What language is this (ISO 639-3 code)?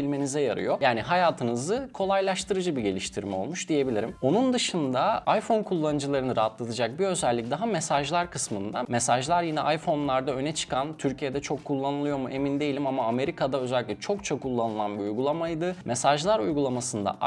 tur